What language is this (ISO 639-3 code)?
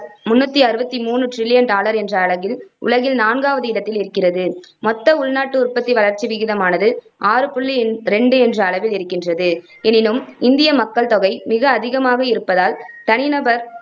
tam